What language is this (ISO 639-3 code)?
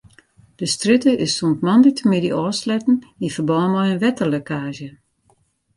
fry